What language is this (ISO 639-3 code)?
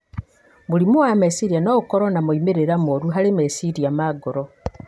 kik